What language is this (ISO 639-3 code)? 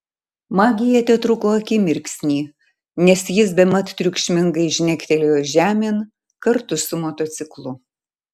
lit